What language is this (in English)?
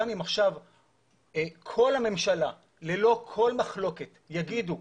Hebrew